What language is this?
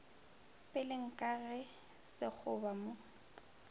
Northern Sotho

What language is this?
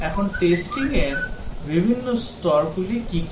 Bangla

